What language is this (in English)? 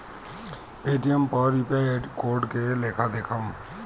Bhojpuri